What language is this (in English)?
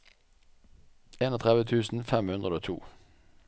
Norwegian